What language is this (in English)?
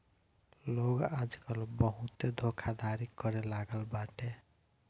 Bhojpuri